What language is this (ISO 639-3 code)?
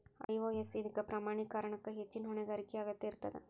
kan